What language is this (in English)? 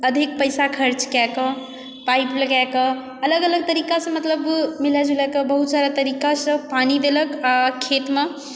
Maithili